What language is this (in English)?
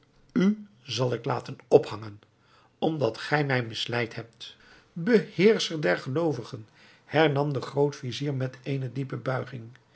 Dutch